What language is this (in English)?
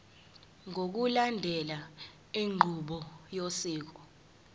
Zulu